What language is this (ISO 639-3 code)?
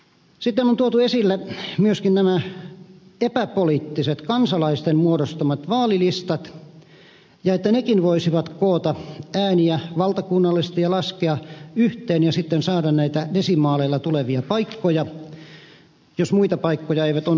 fin